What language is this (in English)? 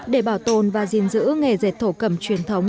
Vietnamese